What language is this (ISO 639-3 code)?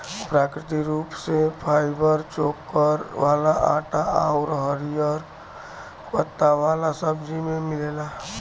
bho